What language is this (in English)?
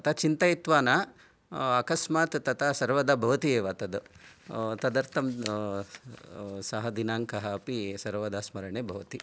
Sanskrit